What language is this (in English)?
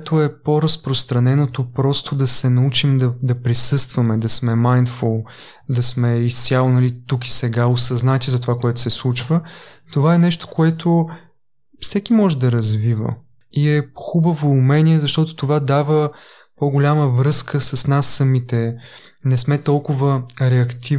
Bulgarian